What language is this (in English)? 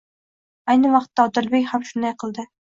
Uzbek